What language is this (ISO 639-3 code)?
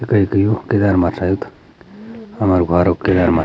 gbm